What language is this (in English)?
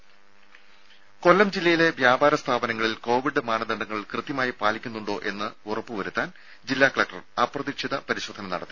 Malayalam